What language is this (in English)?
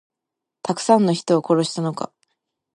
Japanese